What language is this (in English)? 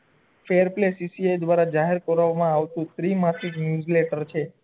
Gujarati